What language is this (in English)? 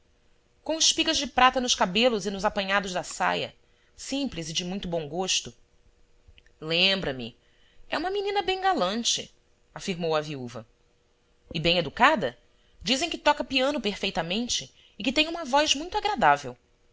Portuguese